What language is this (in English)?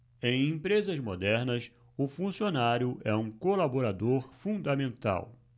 Portuguese